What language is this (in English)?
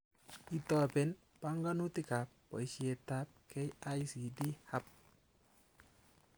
Kalenjin